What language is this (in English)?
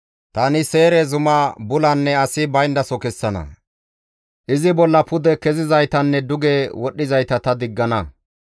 Gamo